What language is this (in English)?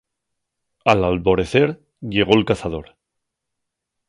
Asturian